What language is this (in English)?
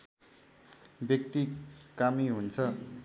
Nepali